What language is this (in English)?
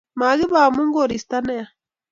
Kalenjin